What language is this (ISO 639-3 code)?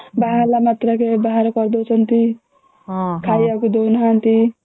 ori